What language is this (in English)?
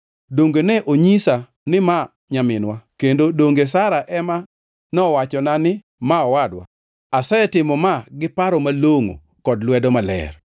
Luo (Kenya and Tanzania)